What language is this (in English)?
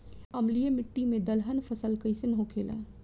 Bhojpuri